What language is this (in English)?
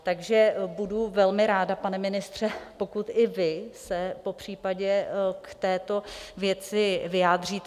Czech